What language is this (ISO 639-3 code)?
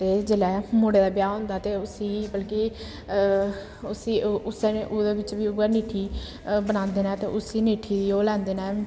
doi